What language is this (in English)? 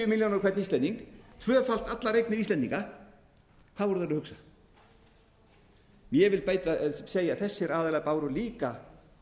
Icelandic